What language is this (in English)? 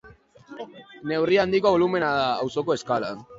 Basque